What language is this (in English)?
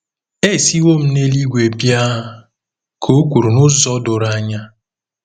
Igbo